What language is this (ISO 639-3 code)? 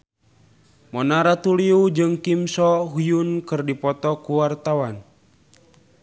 sun